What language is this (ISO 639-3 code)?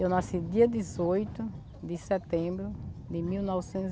por